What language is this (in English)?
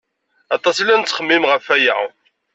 Kabyle